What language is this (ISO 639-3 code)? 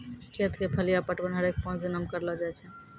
mai